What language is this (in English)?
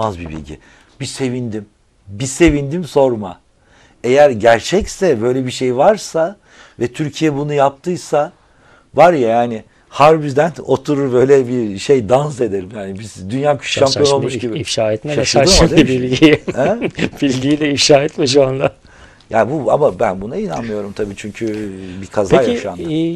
Turkish